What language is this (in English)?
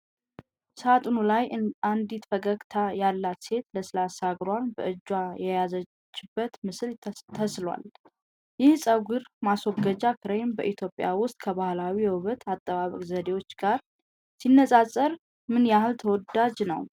Amharic